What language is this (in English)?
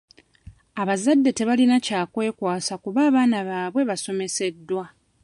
Ganda